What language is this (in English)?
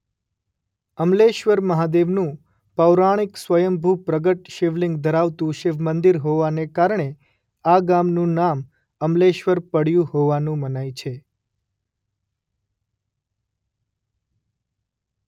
Gujarati